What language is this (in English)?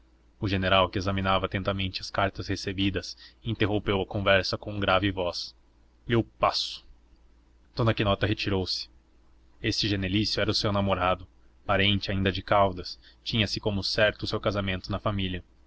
Portuguese